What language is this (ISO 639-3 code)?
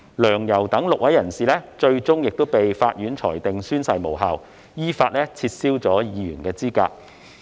yue